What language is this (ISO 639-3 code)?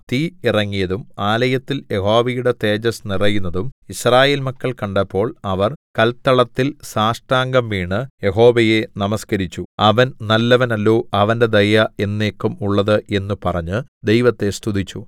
mal